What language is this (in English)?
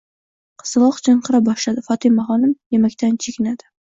Uzbek